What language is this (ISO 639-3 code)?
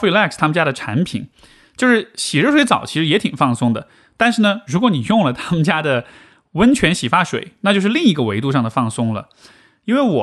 zho